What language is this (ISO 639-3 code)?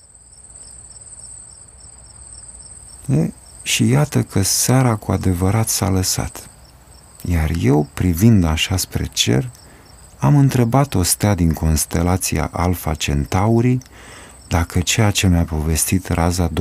ron